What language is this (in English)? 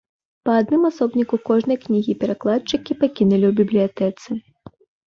Belarusian